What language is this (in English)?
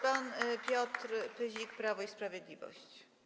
Polish